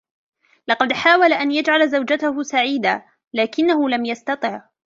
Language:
Arabic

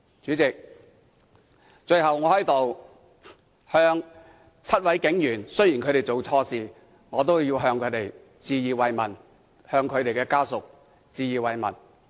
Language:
Cantonese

